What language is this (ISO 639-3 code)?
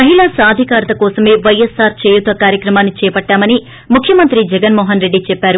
tel